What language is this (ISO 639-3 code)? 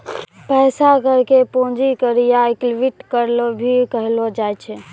mai